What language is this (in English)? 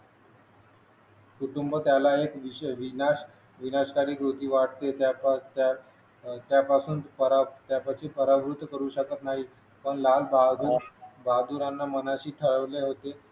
Marathi